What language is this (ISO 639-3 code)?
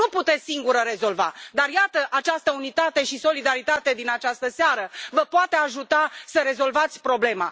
ron